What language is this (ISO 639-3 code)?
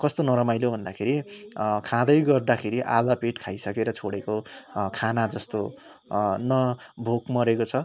nep